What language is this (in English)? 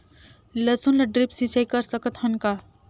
Chhattisgarhi